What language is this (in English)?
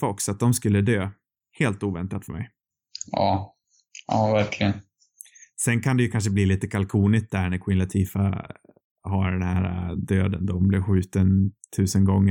Swedish